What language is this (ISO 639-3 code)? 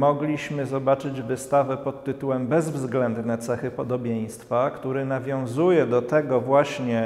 pol